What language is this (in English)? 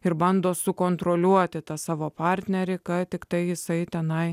Lithuanian